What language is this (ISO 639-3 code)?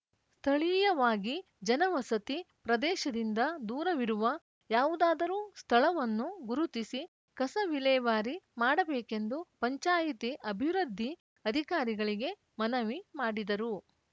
kan